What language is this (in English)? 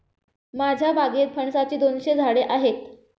Marathi